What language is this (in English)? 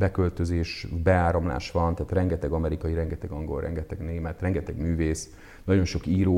Hungarian